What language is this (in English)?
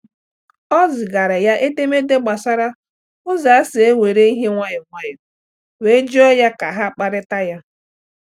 Igbo